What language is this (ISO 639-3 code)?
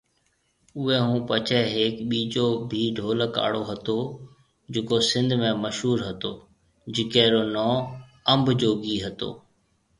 mve